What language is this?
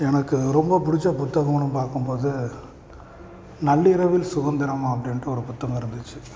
Tamil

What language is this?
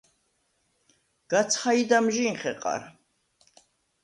Svan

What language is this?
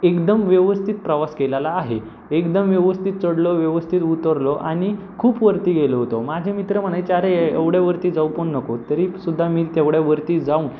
Marathi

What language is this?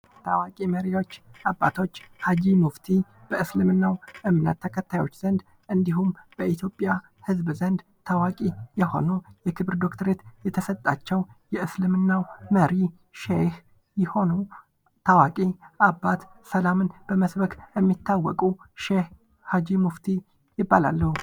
Amharic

